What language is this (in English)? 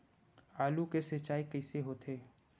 Chhattisgarhi